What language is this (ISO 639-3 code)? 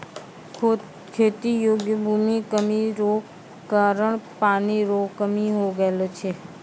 mai